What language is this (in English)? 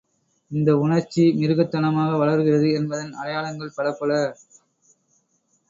Tamil